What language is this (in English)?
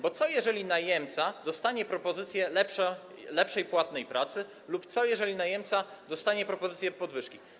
Polish